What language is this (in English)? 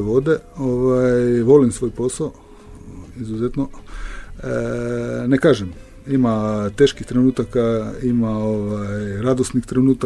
Croatian